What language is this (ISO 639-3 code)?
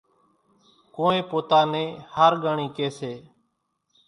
gjk